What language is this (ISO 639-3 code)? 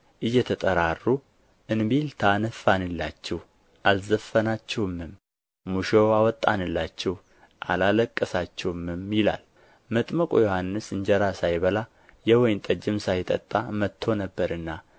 amh